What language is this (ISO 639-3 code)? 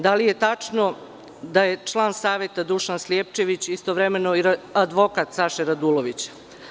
srp